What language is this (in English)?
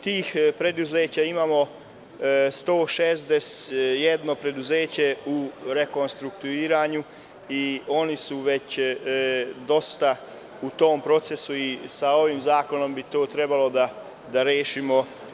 Serbian